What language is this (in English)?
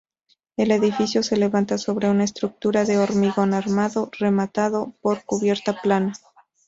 Spanish